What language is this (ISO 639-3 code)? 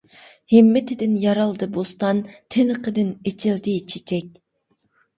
uig